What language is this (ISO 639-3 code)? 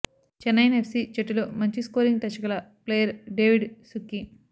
tel